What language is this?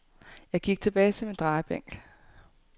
Danish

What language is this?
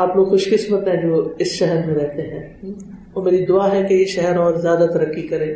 Urdu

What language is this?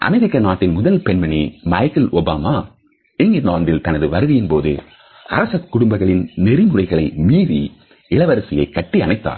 Tamil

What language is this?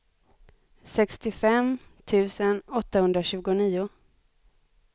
Swedish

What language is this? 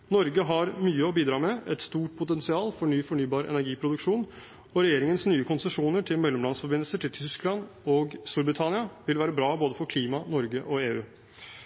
Norwegian Bokmål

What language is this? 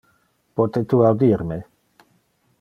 Interlingua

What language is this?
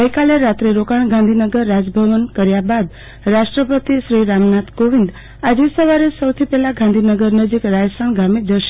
Gujarati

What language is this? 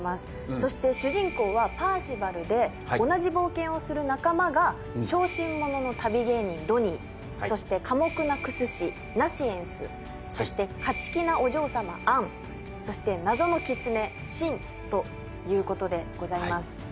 Japanese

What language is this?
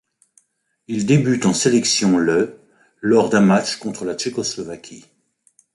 French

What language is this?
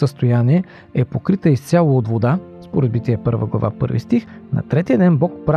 Bulgarian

